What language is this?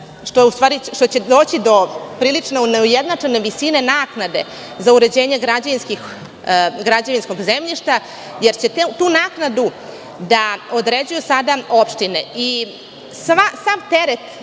Serbian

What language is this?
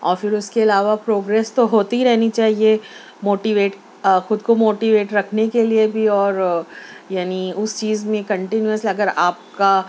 Urdu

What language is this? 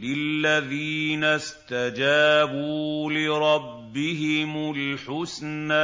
Arabic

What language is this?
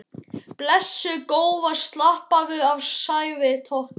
Icelandic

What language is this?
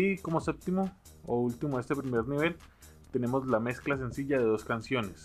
Spanish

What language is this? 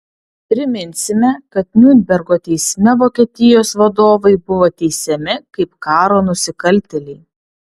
Lithuanian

